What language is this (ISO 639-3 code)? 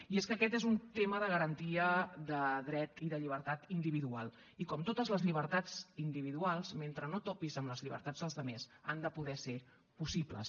cat